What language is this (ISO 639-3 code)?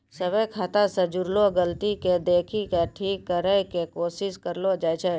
mai